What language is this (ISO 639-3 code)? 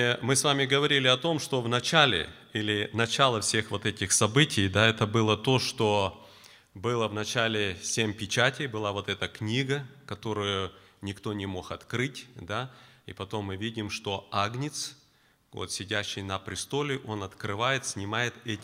rus